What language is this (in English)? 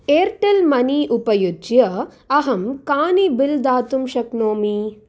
Sanskrit